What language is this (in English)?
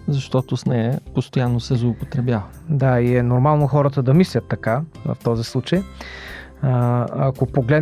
Bulgarian